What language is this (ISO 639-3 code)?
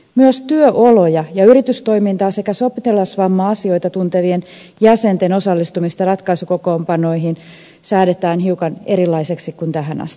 fin